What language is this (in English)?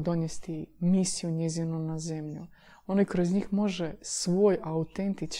Croatian